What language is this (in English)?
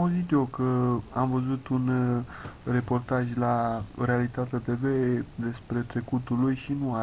Romanian